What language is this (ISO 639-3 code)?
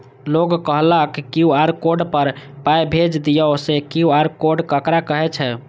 mai